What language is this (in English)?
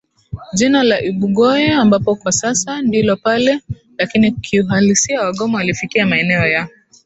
Swahili